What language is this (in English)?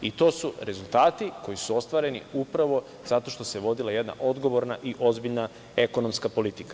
Serbian